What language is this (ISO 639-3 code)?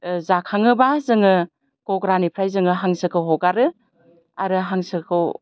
brx